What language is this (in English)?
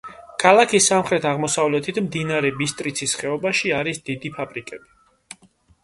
Georgian